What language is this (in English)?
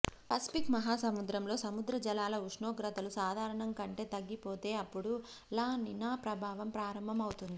Telugu